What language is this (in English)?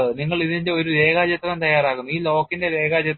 Malayalam